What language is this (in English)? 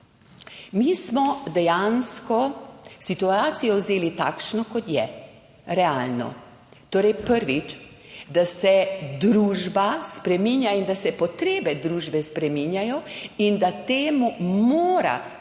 Slovenian